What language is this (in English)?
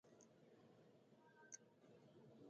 Pashto